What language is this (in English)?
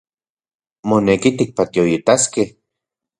Central Puebla Nahuatl